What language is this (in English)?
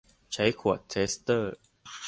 Thai